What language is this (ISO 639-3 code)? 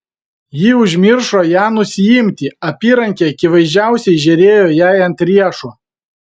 lit